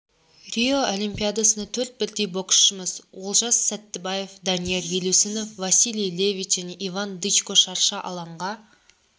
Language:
Kazakh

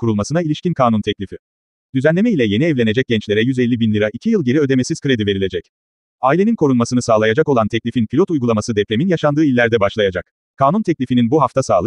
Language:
Turkish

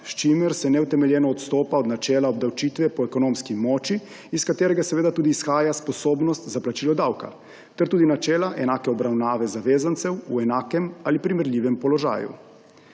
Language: Slovenian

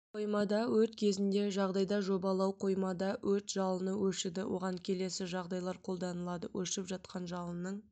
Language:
Kazakh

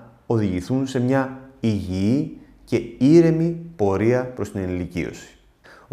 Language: Greek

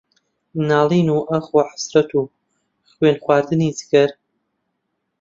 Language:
Central Kurdish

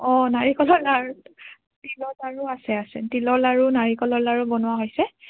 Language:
Assamese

